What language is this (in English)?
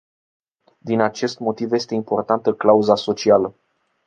Romanian